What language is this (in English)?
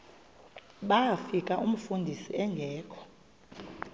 Xhosa